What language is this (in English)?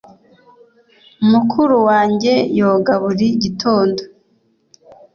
Kinyarwanda